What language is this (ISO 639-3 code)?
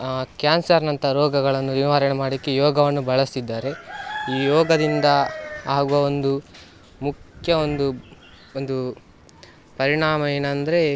kan